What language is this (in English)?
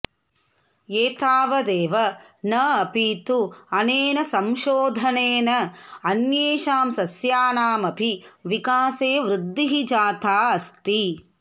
Sanskrit